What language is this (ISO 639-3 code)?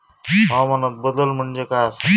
mar